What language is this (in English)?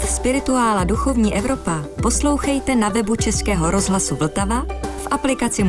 Czech